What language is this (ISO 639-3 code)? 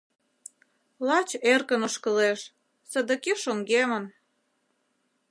chm